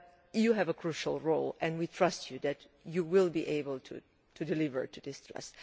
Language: English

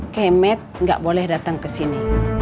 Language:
Indonesian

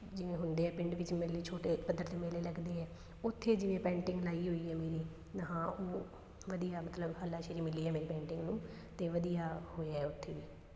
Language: Punjabi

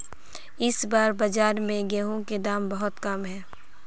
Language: Magahi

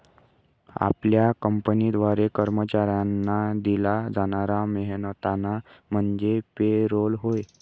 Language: Marathi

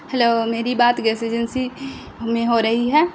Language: Urdu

